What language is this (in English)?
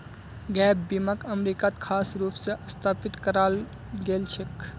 Magahi